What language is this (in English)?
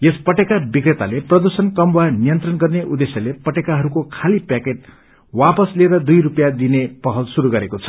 Nepali